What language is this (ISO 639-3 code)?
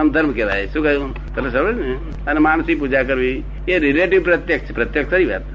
guj